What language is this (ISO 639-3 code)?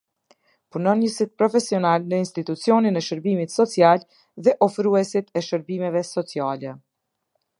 sqi